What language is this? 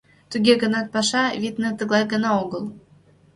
Mari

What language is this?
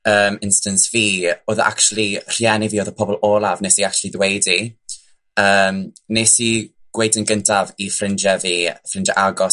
Welsh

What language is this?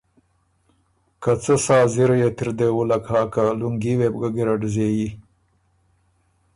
Ormuri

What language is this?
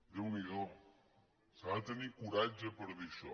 Catalan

